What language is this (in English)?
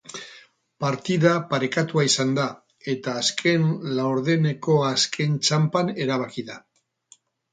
Basque